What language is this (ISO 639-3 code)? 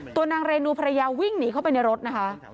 tha